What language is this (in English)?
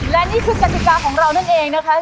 Thai